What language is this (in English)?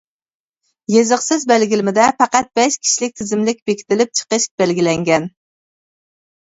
Uyghur